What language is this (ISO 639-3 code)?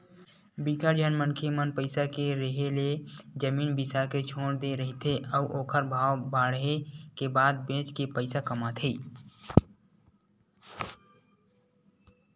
hne